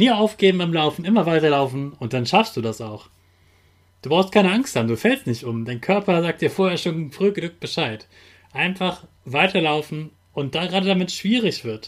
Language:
German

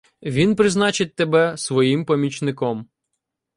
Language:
Ukrainian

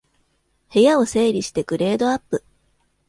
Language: Japanese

